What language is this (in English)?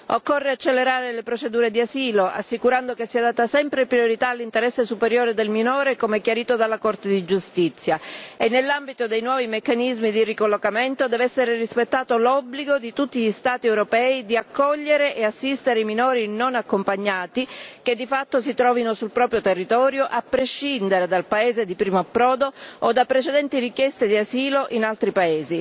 Italian